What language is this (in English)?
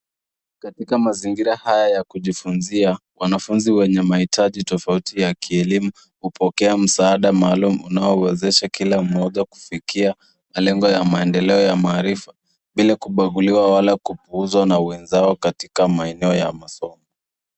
Swahili